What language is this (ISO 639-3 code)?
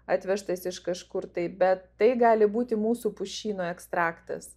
lit